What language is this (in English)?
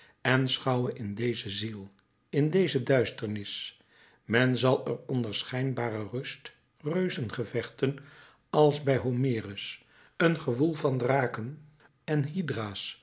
Dutch